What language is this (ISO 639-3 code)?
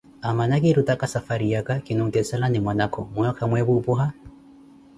eko